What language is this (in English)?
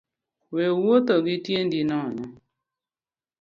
Luo (Kenya and Tanzania)